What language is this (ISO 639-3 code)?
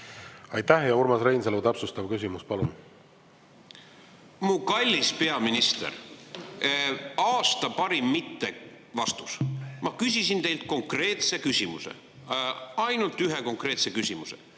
est